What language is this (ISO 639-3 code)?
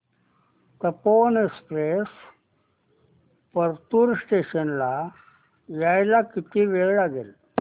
mar